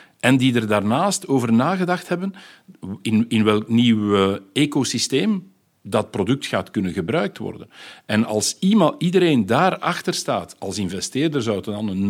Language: Dutch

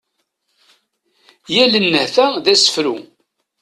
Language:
Kabyle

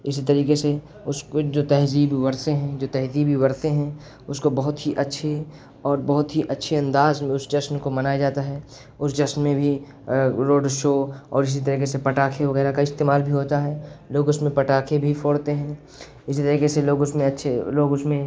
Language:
Urdu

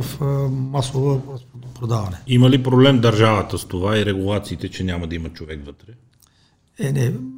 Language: Bulgarian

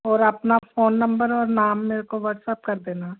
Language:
Hindi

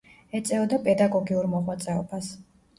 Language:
Georgian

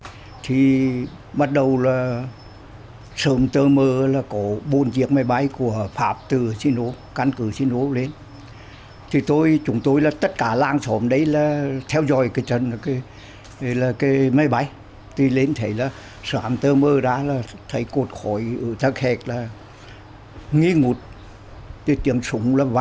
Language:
Vietnamese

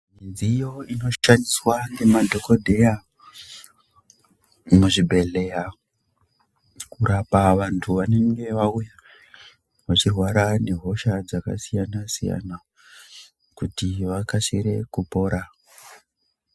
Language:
Ndau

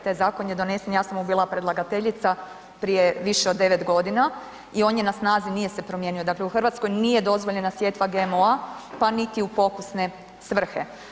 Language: Croatian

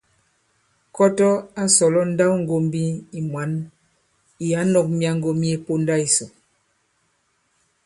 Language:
Bankon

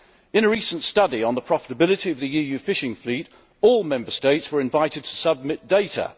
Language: English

